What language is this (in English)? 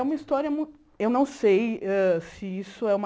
Portuguese